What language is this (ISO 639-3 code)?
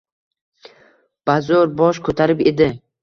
uzb